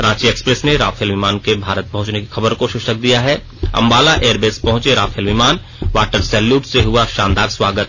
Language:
Hindi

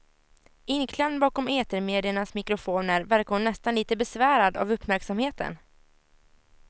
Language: Swedish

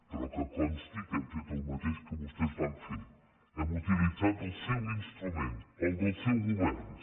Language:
Catalan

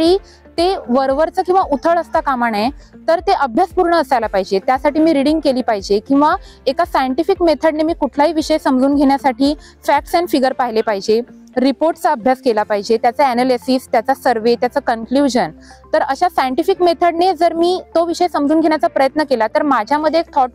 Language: Marathi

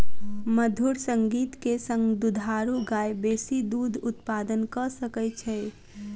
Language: Maithili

